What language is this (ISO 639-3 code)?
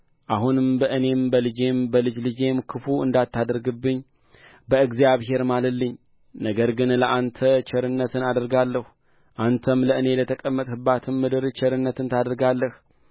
amh